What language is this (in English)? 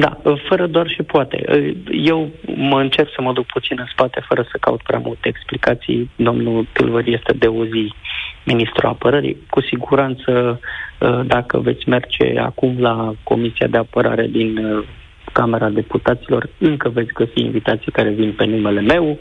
Romanian